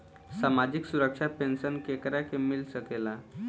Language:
Bhojpuri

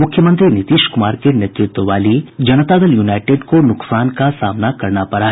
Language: Hindi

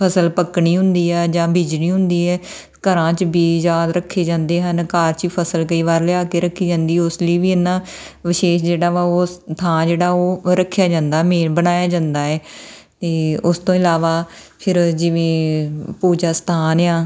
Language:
Punjabi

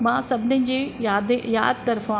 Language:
Sindhi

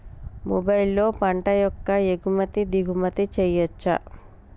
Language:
Telugu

